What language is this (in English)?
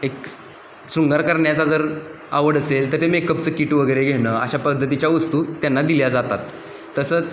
Marathi